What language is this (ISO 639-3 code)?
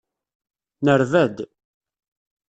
kab